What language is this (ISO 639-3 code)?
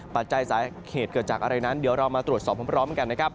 tha